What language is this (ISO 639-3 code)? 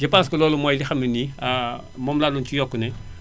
wol